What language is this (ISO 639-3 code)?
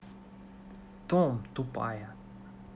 rus